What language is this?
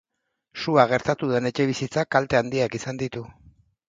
Basque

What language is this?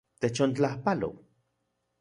Central Puebla Nahuatl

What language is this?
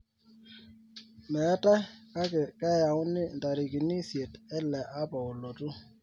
Masai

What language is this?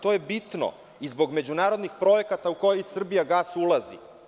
Serbian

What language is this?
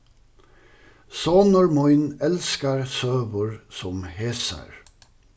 Faroese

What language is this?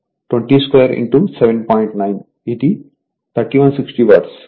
Telugu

